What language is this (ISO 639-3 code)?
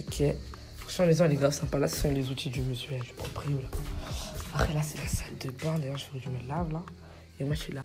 fra